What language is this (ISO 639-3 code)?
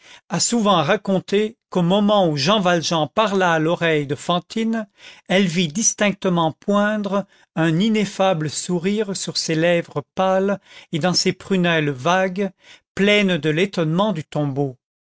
fra